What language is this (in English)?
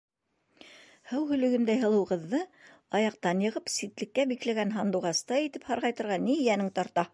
Bashkir